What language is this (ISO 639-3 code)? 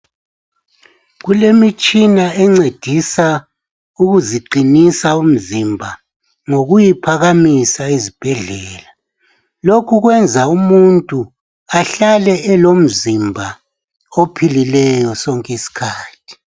nde